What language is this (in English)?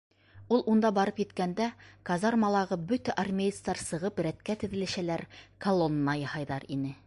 Bashkir